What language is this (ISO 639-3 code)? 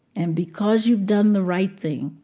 eng